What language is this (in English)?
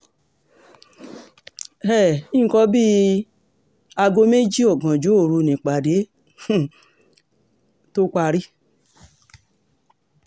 Yoruba